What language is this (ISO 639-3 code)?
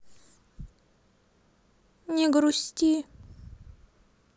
rus